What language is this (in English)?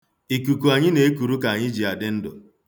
Igbo